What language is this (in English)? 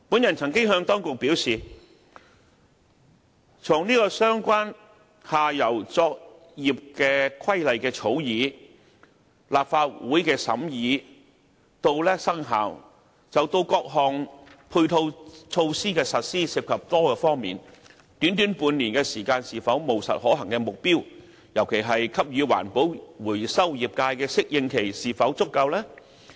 Cantonese